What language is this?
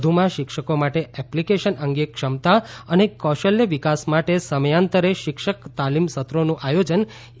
Gujarati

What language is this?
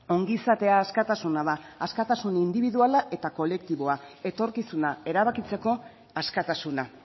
Basque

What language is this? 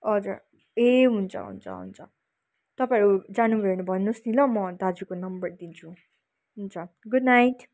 Nepali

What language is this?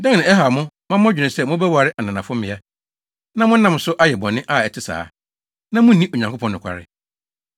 Akan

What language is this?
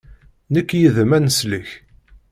Kabyle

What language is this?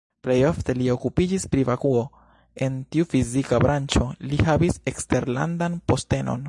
Esperanto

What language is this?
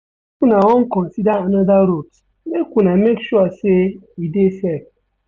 Nigerian Pidgin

